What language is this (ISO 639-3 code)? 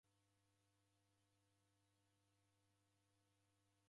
dav